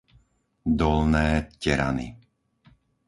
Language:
Slovak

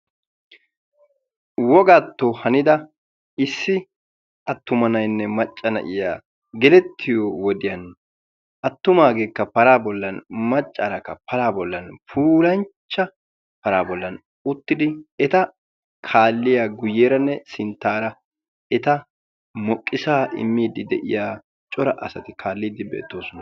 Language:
Wolaytta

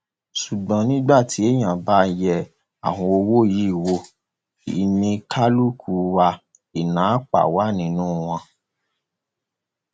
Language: Yoruba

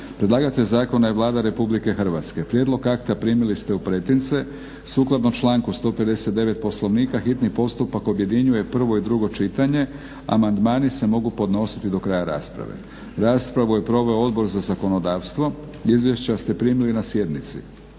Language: Croatian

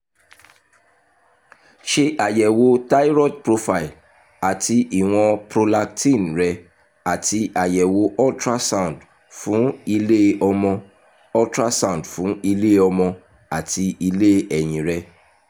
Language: Yoruba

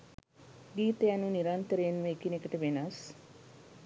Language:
Sinhala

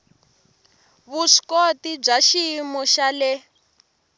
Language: Tsonga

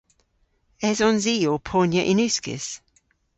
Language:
Cornish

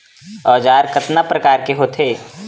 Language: Chhattisgarhi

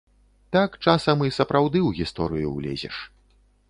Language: Belarusian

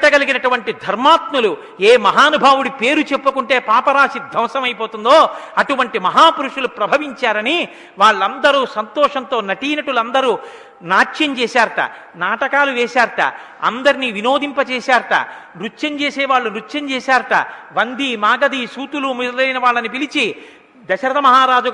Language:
Telugu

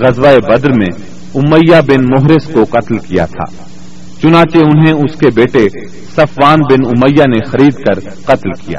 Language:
Urdu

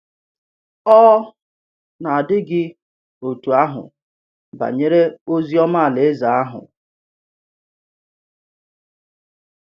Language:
Igbo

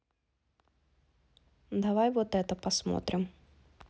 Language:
Russian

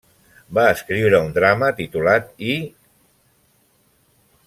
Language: Catalan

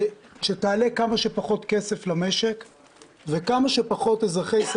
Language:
Hebrew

